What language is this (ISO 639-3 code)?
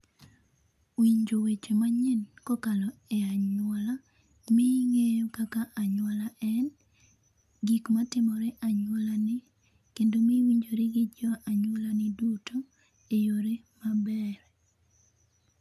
luo